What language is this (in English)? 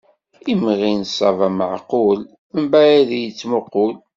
Kabyle